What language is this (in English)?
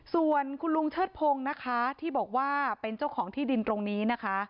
Thai